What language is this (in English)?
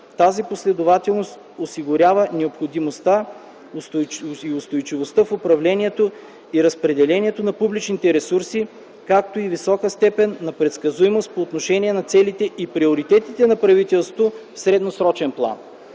Bulgarian